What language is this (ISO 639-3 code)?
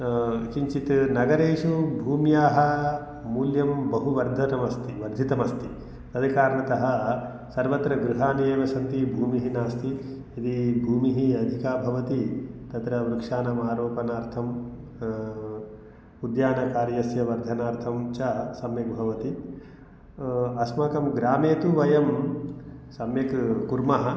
san